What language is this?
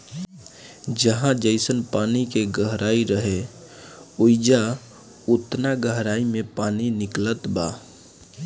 Bhojpuri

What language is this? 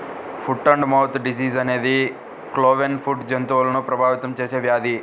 Telugu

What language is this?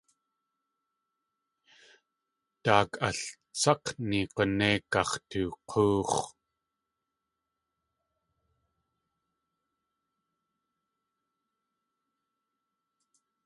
Tlingit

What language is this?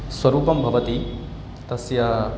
Sanskrit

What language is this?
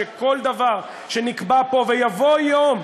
Hebrew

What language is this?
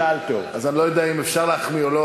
Hebrew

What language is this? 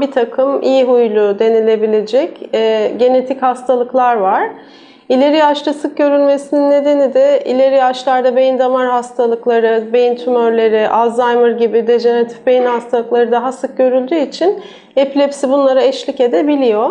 Turkish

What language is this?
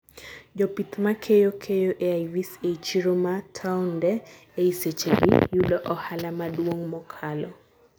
Luo (Kenya and Tanzania)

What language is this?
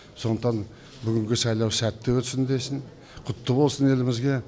Kazakh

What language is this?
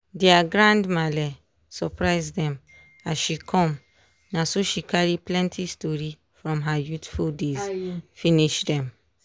Nigerian Pidgin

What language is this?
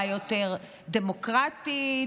Hebrew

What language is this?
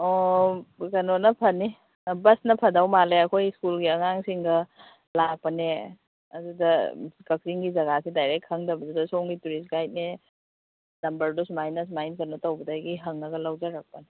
Manipuri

